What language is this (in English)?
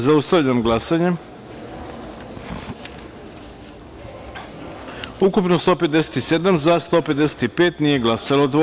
Serbian